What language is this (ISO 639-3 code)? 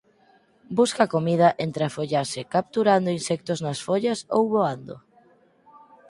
glg